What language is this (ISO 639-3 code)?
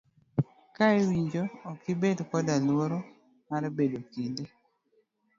luo